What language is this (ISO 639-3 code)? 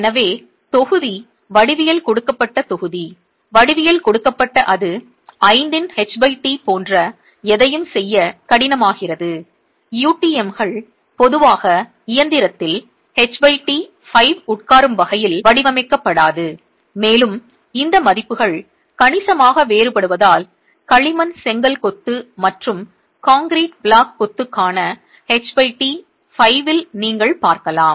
tam